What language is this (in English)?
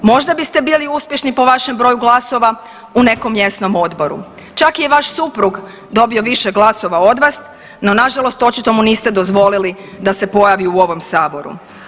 Croatian